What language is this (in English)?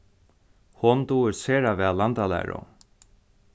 Faroese